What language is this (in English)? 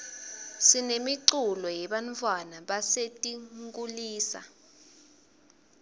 Swati